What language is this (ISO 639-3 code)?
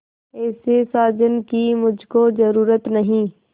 hin